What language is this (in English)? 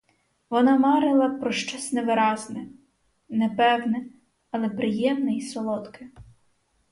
Ukrainian